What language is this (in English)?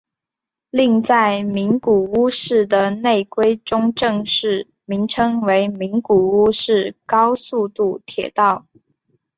Chinese